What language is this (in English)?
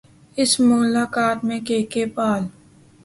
Urdu